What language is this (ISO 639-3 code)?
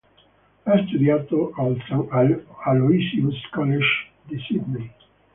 ita